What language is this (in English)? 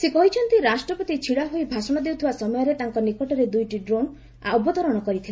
Odia